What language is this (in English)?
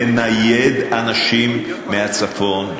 Hebrew